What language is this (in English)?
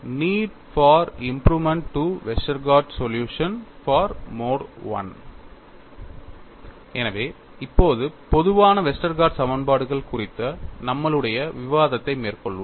Tamil